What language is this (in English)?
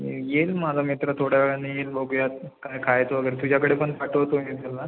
Marathi